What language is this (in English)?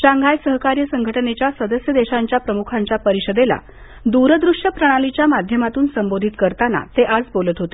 Marathi